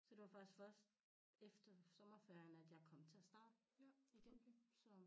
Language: Danish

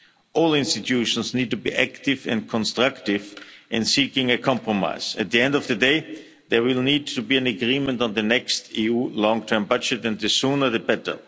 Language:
English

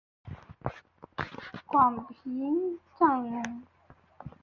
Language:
Chinese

